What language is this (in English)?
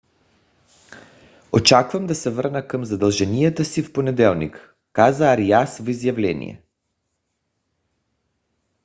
Bulgarian